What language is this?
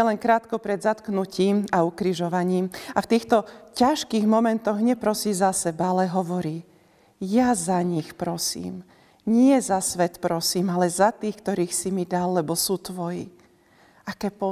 Slovak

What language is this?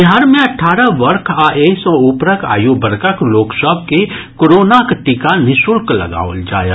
Maithili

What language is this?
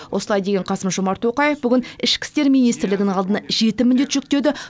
Kazakh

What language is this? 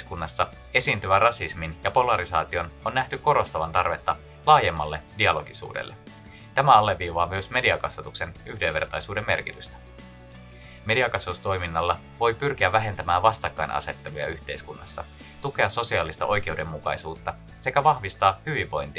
Finnish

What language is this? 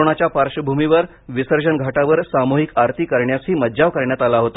Marathi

